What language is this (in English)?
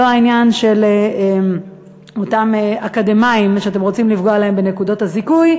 Hebrew